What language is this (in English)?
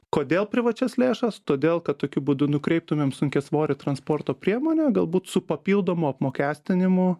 Lithuanian